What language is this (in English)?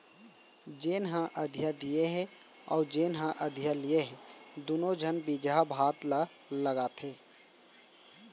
Chhattisgarhi